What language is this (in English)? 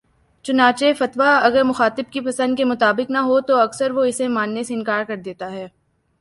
Urdu